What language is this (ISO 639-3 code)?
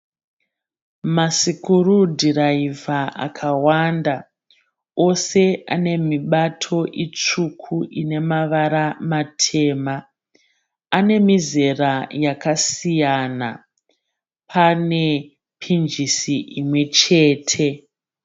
sna